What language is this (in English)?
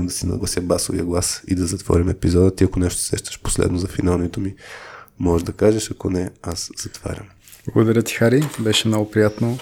Bulgarian